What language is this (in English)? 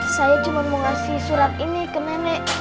Indonesian